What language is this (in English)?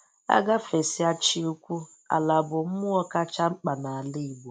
Igbo